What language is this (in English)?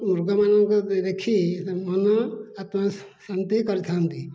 Odia